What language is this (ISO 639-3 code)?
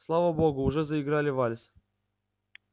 rus